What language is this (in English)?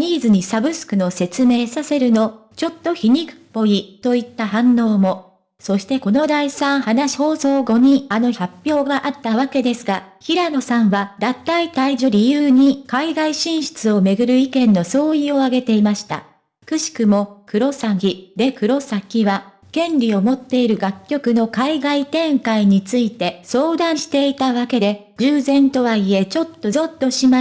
Japanese